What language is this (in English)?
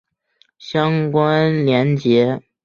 Chinese